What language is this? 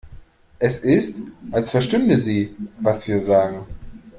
German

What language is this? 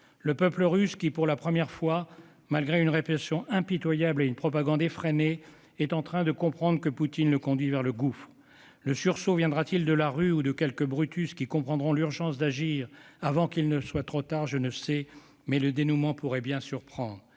French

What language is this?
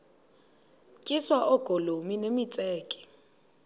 Xhosa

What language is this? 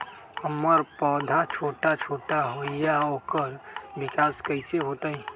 Magahi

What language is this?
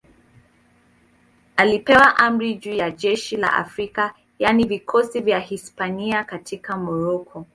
Swahili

